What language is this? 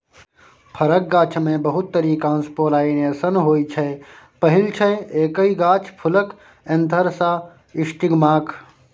Maithili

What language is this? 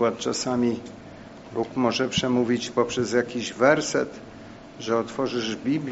Polish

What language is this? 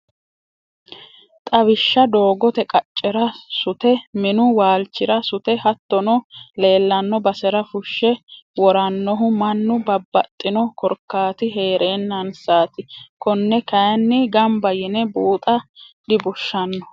Sidamo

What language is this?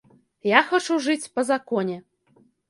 Belarusian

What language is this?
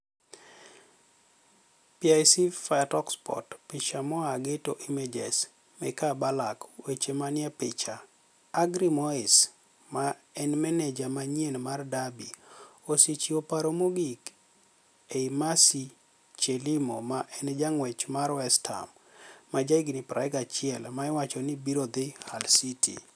Luo (Kenya and Tanzania)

